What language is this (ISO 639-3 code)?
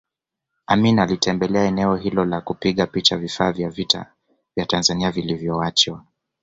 swa